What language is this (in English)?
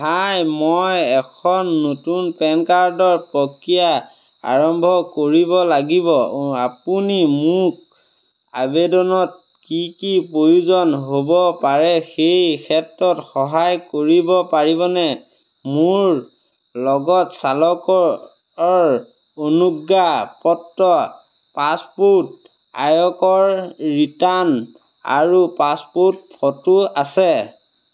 Assamese